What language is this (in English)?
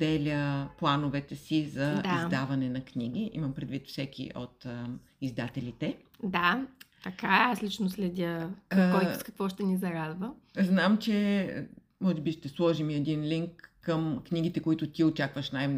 Bulgarian